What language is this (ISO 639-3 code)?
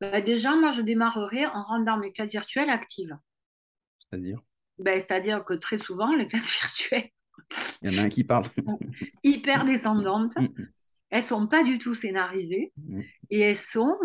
fra